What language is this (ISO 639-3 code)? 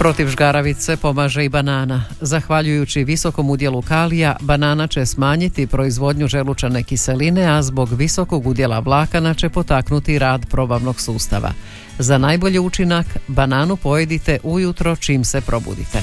hrv